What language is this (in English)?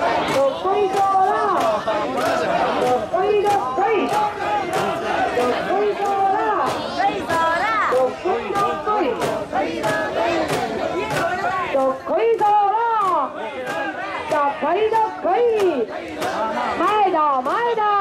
Ukrainian